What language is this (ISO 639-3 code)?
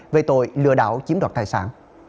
vie